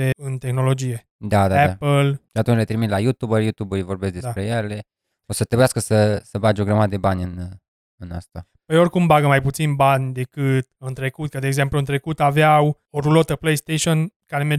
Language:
Romanian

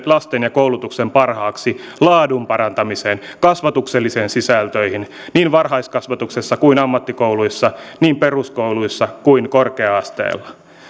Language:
Finnish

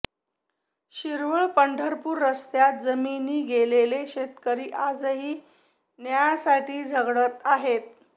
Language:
Marathi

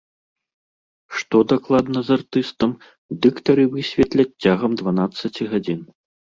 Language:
Belarusian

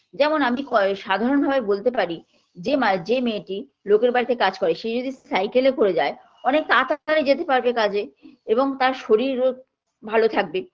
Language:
Bangla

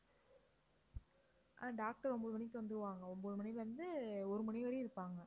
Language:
Tamil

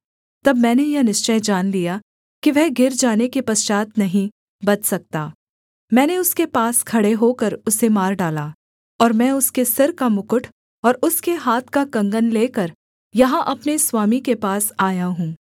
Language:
Hindi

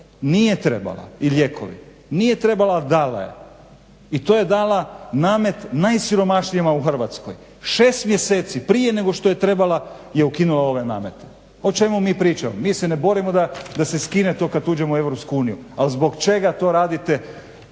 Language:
Croatian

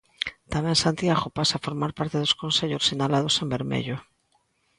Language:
Galician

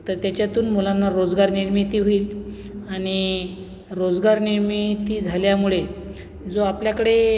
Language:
Marathi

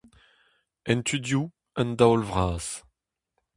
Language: Breton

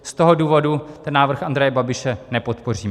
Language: Czech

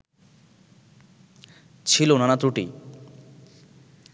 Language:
Bangla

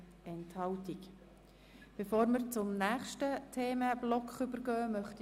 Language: Swiss German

